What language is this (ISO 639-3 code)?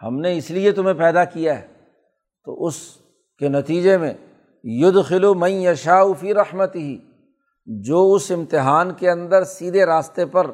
urd